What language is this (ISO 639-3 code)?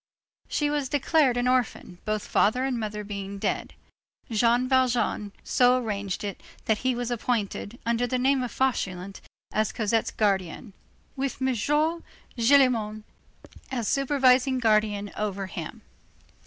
eng